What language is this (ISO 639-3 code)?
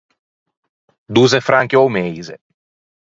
lij